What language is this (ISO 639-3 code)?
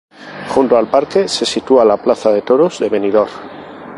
spa